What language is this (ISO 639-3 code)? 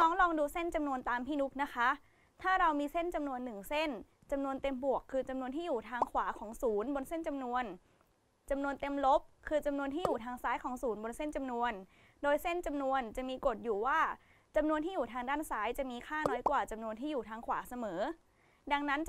tha